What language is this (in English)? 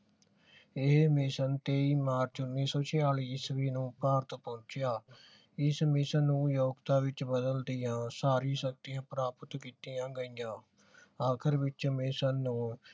Punjabi